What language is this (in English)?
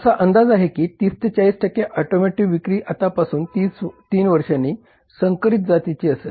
Marathi